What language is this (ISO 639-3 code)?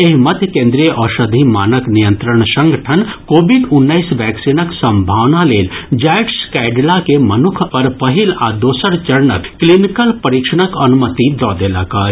mai